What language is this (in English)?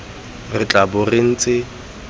Tswana